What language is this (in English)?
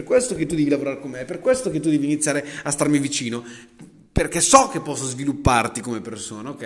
Italian